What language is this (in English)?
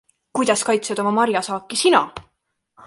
Estonian